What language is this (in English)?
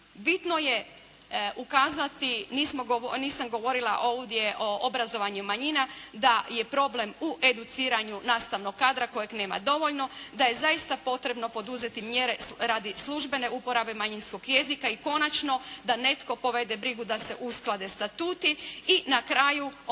Croatian